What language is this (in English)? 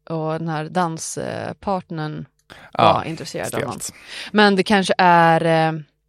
Swedish